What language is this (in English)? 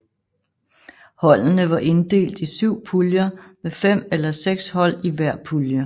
Danish